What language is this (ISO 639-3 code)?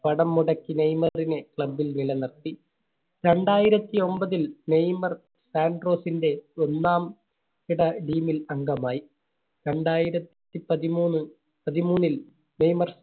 mal